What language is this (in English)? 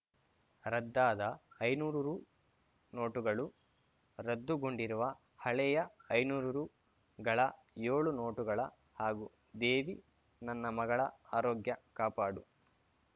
Kannada